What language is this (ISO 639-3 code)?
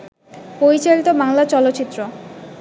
ben